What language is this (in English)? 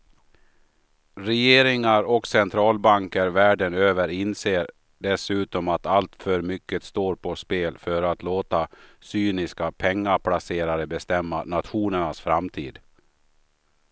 Swedish